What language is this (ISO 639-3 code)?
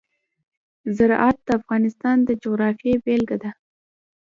pus